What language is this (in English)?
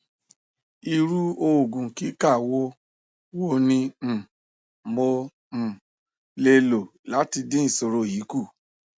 Yoruba